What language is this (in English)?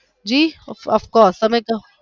Gujarati